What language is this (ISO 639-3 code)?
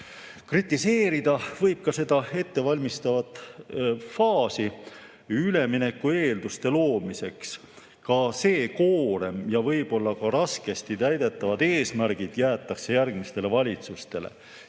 est